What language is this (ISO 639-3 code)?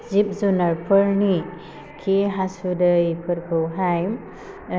brx